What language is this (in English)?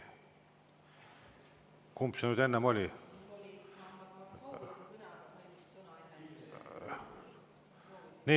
Estonian